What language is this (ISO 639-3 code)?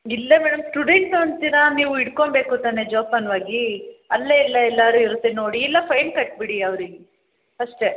kan